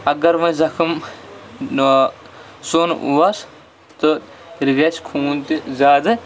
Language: Kashmiri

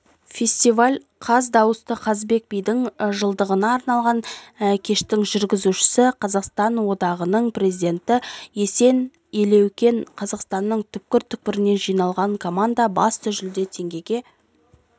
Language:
Kazakh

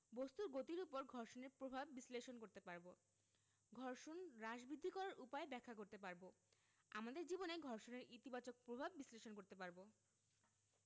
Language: Bangla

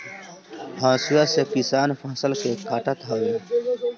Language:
Bhojpuri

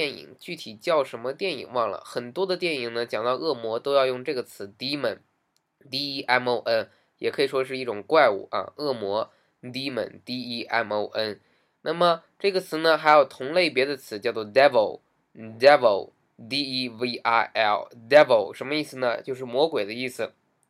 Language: Chinese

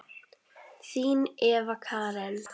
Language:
Icelandic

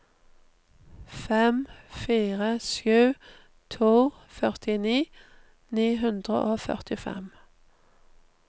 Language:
Norwegian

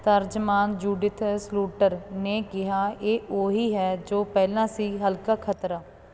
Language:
Punjabi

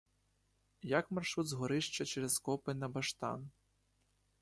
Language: Ukrainian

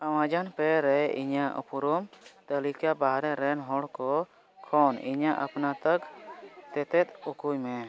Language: Santali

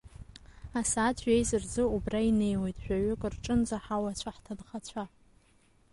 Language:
Abkhazian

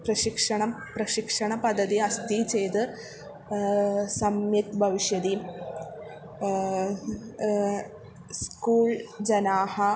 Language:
Sanskrit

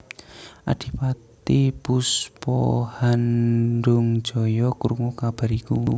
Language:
Javanese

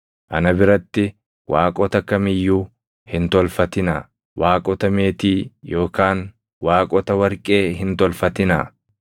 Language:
Oromo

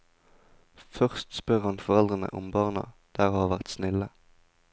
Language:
Norwegian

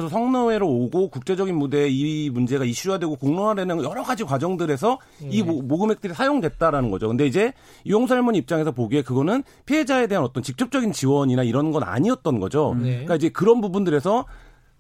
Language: Korean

